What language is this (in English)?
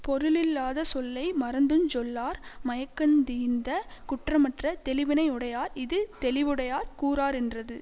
Tamil